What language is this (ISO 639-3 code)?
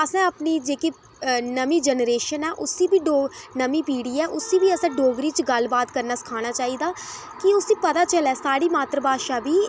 doi